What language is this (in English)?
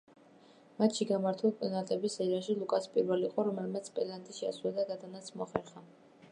Georgian